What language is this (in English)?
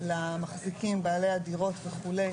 Hebrew